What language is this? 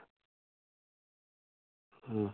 Santali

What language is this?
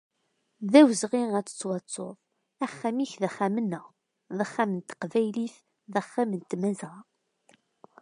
Kabyle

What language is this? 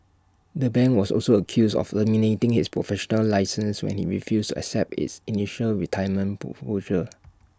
English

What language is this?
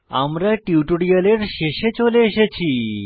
Bangla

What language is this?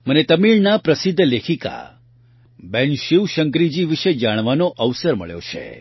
Gujarati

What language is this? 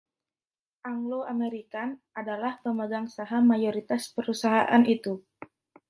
Indonesian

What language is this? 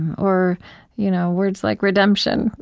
English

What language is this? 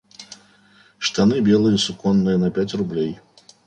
Russian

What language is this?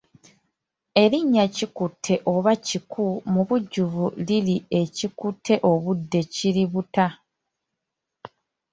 Ganda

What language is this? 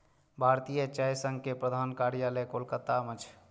Maithili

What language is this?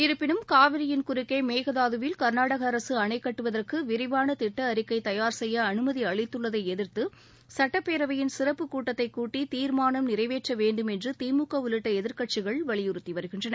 Tamil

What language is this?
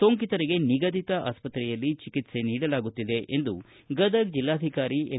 Kannada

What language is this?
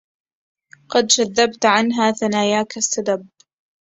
Arabic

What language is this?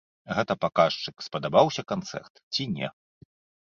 Belarusian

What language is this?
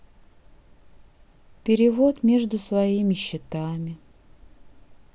Russian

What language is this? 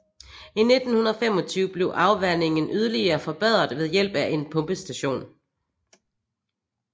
Danish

